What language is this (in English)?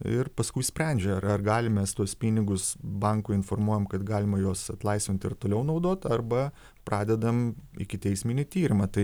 Lithuanian